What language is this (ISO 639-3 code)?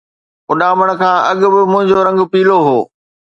snd